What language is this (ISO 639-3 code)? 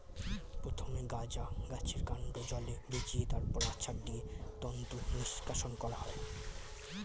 ben